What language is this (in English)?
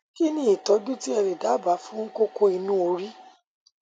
Yoruba